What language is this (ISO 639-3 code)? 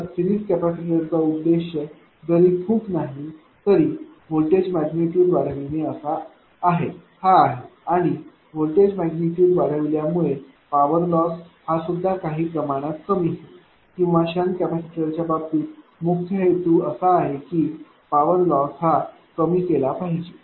mar